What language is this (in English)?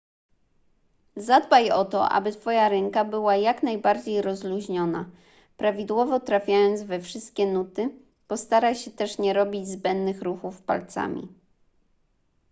Polish